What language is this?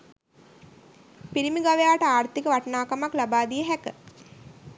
Sinhala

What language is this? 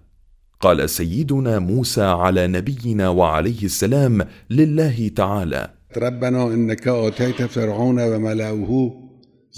Arabic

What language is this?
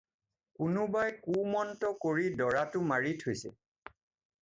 Assamese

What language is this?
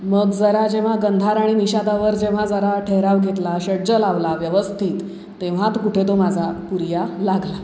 Marathi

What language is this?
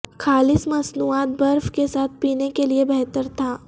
Urdu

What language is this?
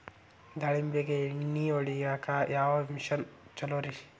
Kannada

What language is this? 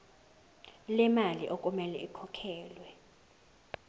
Zulu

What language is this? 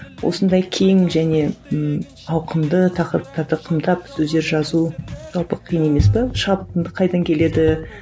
Kazakh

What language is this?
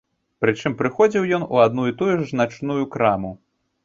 Belarusian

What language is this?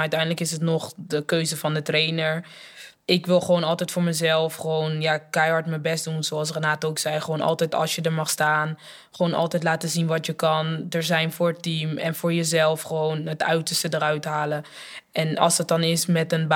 Dutch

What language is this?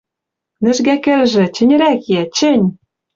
Western Mari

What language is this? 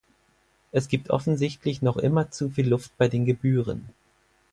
German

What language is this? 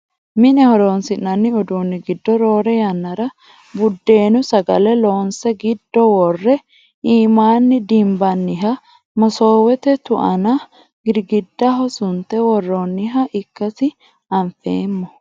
Sidamo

